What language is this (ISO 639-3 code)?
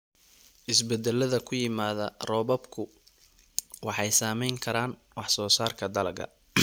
som